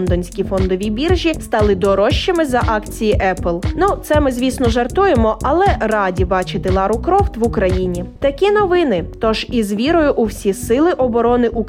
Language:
Ukrainian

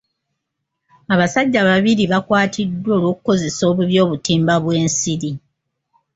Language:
Ganda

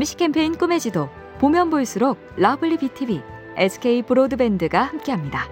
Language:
Korean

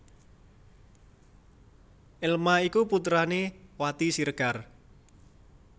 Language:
Javanese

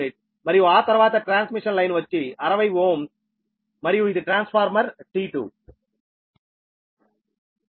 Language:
Telugu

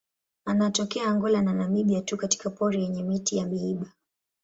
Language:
Swahili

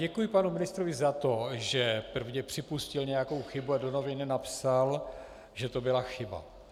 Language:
Czech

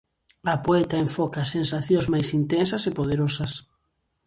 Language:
Galician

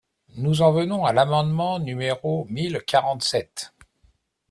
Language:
French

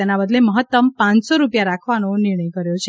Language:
Gujarati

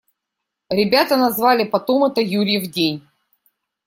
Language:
Russian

